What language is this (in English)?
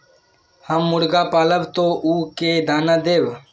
Magahi